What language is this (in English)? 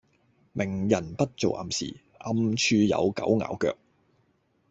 Cantonese